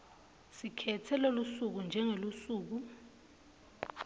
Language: Swati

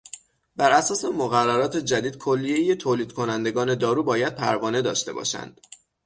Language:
Persian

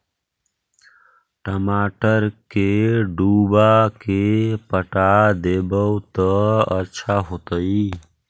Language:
Magahi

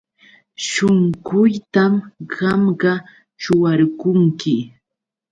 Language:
Yauyos Quechua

